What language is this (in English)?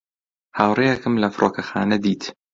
Central Kurdish